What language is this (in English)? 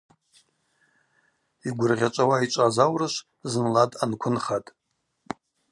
Abaza